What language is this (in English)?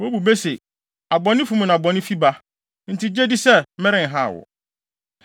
Akan